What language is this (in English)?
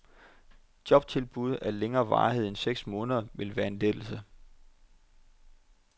Danish